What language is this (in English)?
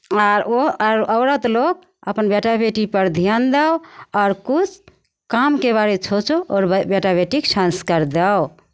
Maithili